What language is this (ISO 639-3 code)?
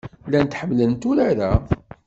kab